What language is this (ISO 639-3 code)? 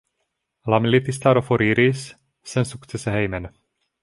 epo